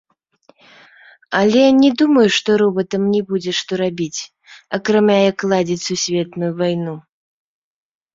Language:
Belarusian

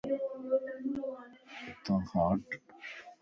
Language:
Lasi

